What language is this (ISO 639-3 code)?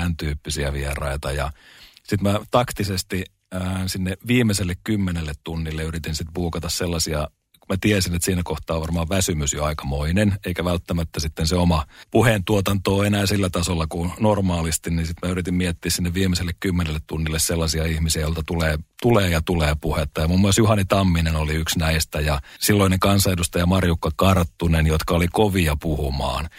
fin